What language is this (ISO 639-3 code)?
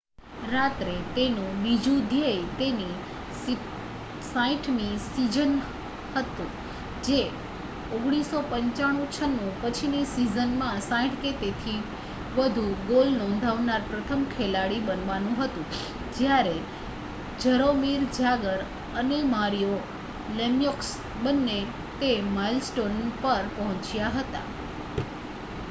guj